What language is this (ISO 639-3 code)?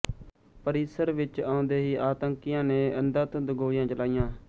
pan